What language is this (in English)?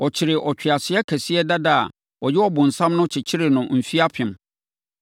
Akan